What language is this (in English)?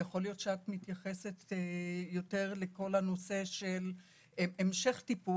Hebrew